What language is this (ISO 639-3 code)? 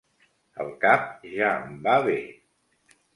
cat